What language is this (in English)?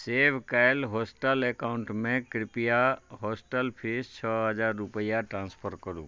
Maithili